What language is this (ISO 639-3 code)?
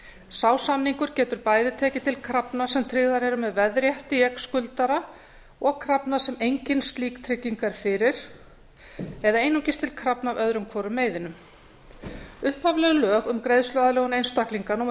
isl